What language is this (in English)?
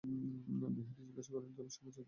Bangla